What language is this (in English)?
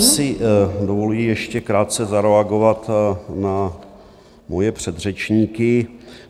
Czech